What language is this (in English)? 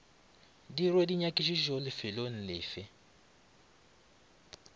Northern Sotho